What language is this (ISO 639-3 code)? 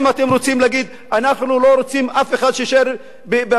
heb